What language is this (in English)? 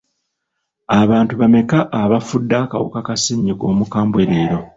Ganda